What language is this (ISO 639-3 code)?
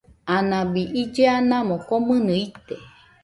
hux